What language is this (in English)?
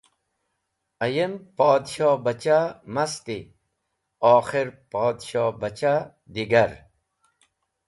Wakhi